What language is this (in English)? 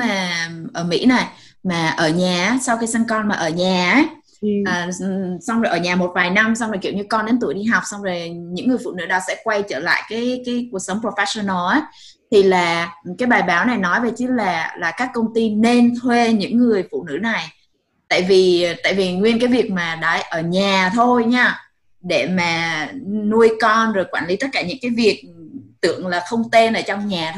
Vietnamese